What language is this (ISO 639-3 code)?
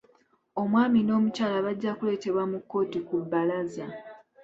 lug